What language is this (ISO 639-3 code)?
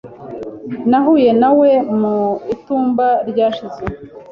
kin